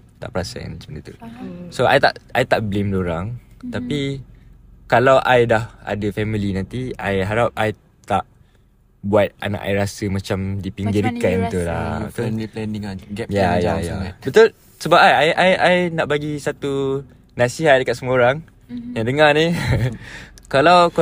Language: Malay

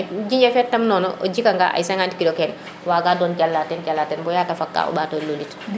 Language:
Serer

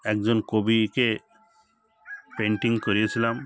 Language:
Bangla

